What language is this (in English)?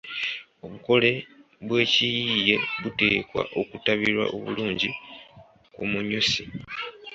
Ganda